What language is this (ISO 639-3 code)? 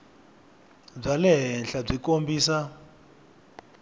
tso